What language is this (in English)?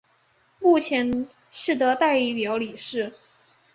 Chinese